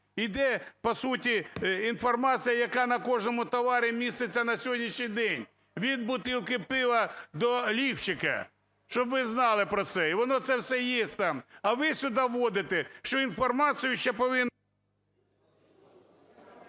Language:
Ukrainian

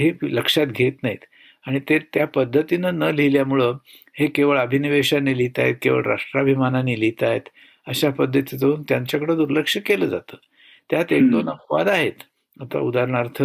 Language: Marathi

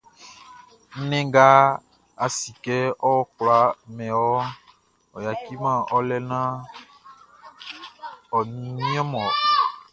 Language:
Baoulé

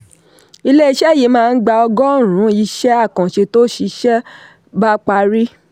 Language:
Yoruba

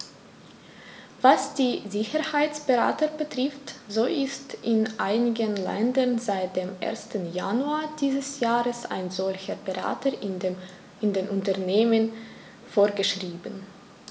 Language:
German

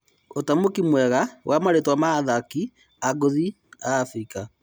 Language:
Kikuyu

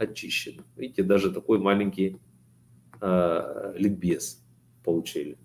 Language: Russian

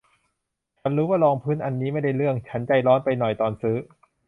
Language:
Thai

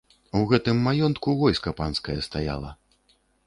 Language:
Belarusian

